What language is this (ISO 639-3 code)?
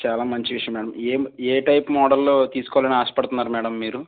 tel